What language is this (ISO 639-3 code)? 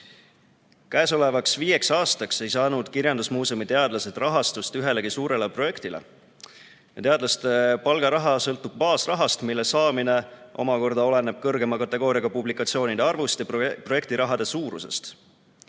est